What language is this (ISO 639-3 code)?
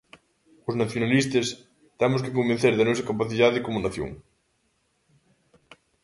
glg